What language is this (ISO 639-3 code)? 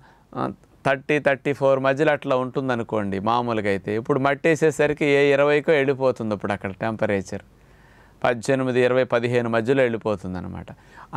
tel